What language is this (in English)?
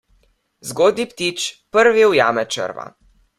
Slovenian